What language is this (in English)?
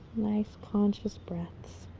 English